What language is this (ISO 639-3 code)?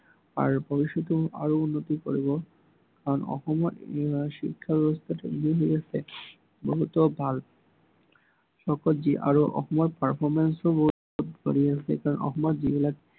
asm